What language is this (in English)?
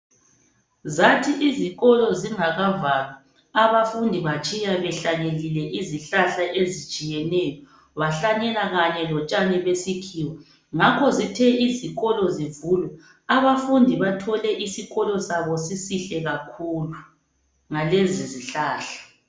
North Ndebele